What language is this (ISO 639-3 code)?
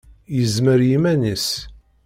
kab